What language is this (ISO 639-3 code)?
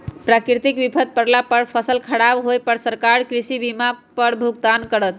mag